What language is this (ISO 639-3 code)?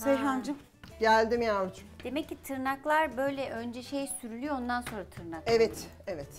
tur